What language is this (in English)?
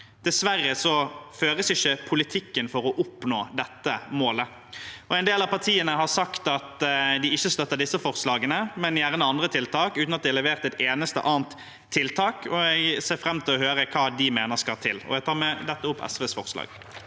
Norwegian